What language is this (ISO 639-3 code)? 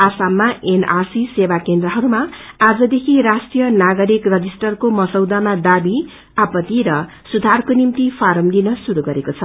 nep